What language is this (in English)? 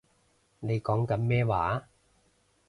Cantonese